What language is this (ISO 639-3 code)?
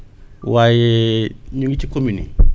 wol